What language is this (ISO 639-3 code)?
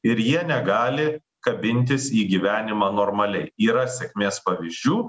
lit